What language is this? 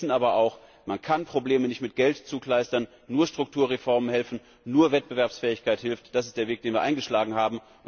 German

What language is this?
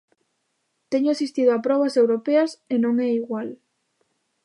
Galician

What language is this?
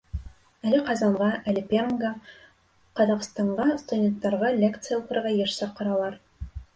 Bashkir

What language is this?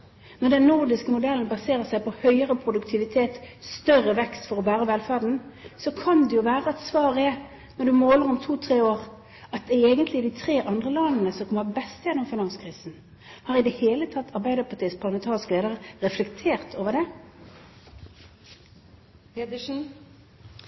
Norwegian Bokmål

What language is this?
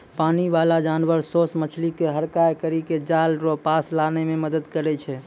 Maithili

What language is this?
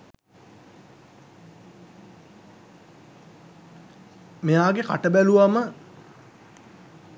Sinhala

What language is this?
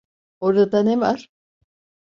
Turkish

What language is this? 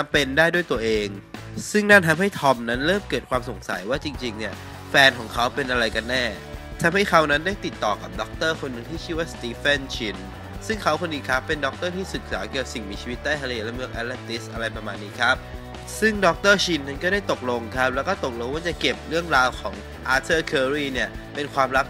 Thai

